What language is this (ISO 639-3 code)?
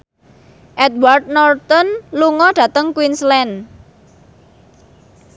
jav